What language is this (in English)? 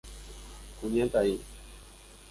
Guarani